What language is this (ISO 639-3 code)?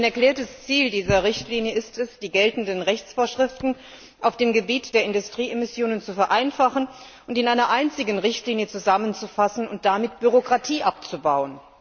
deu